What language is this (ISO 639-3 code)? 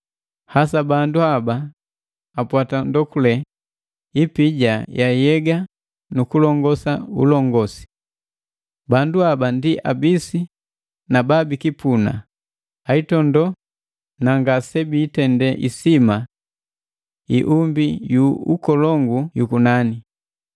mgv